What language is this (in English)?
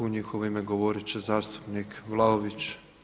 Croatian